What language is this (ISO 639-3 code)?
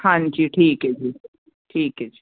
pan